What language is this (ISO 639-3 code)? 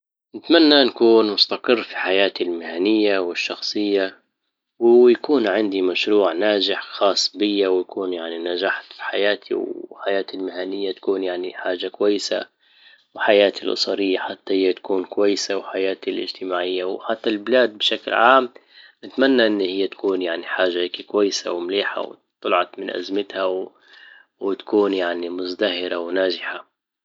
ayl